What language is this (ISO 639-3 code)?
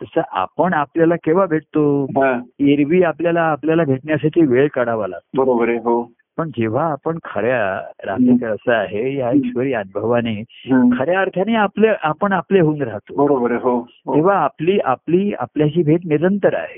mar